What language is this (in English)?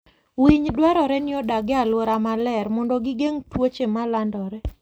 Luo (Kenya and Tanzania)